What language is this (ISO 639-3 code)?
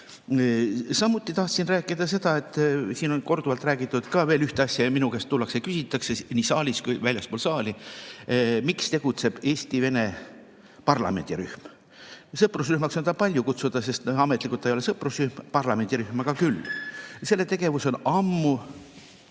est